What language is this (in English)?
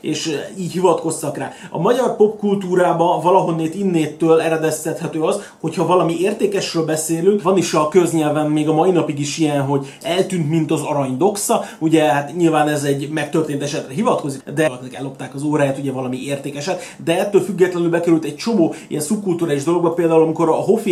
Hungarian